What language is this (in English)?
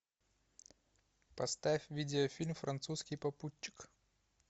Russian